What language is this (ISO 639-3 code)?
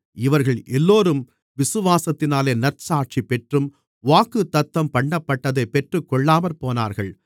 tam